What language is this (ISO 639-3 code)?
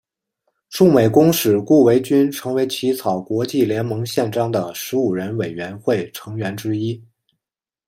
zho